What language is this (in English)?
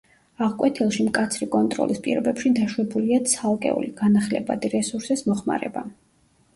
Georgian